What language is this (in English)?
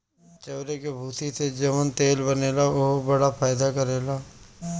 Bhojpuri